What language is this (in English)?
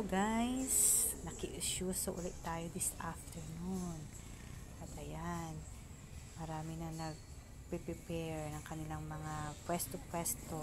Filipino